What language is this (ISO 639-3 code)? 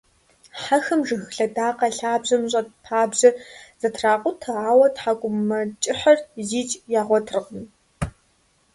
kbd